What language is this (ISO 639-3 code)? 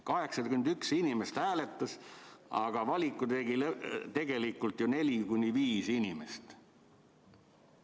est